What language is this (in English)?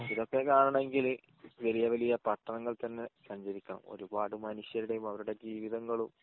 Malayalam